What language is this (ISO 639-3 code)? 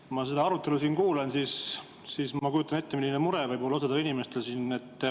est